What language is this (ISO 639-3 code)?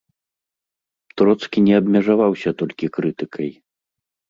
bel